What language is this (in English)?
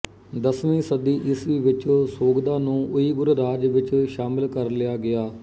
Punjabi